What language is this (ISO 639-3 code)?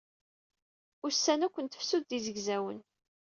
kab